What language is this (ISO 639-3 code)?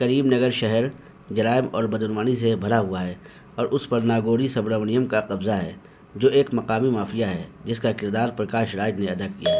urd